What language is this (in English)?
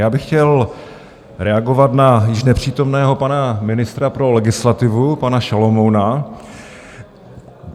Czech